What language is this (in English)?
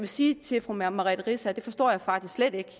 Danish